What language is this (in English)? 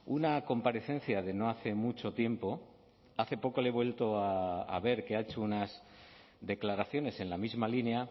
Spanish